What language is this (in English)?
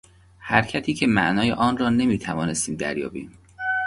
Persian